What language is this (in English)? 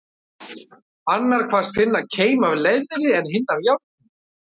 Icelandic